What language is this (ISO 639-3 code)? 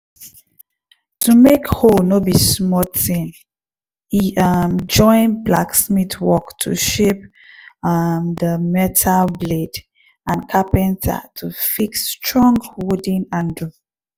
pcm